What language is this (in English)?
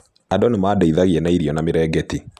Kikuyu